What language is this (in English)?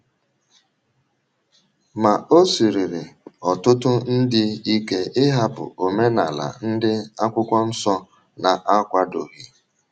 Igbo